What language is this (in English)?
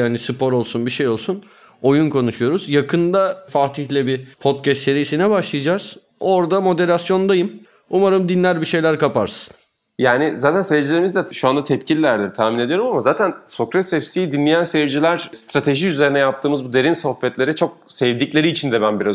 Turkish